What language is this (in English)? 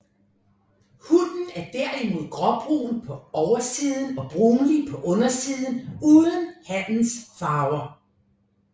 Danish